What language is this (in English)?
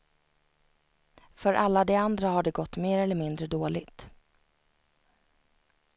Swedish